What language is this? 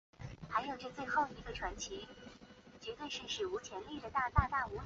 Chinese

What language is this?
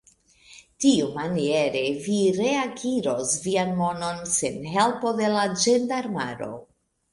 Esperanto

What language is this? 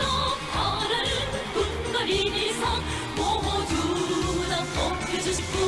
Japanese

